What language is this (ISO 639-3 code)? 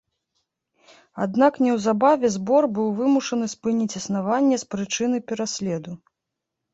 bel